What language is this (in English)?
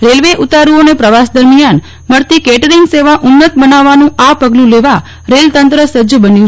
Gujarati